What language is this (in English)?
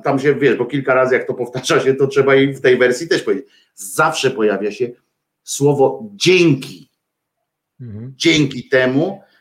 Polish